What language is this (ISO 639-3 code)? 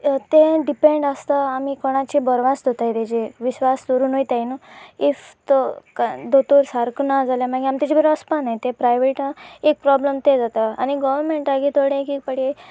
kok